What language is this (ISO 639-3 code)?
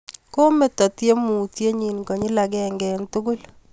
kln